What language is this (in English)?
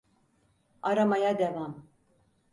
Turkish